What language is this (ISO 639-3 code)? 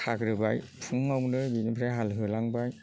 brx